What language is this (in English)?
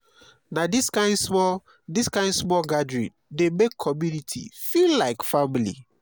Nigerian Pidgin